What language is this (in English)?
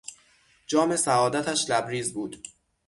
Persian